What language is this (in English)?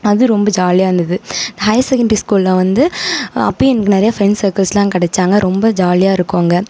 Tamil